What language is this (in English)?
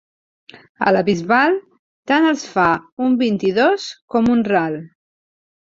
Catalan